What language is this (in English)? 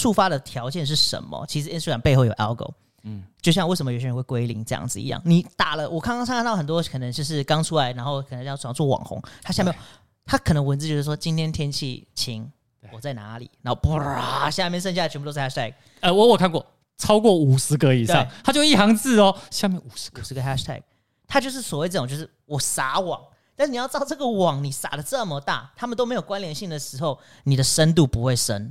Chinese